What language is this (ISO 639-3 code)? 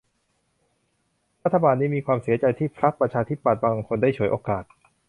tha